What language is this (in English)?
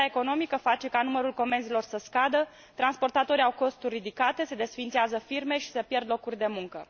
Romanian